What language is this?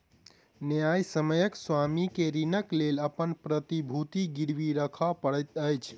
Maithili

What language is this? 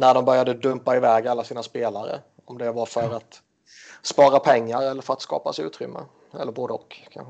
Swedish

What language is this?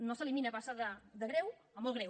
Catalan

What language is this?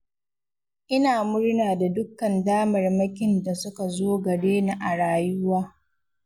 Hausa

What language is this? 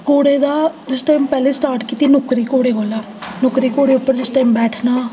Dogri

